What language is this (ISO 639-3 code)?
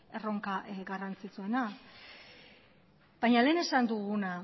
eus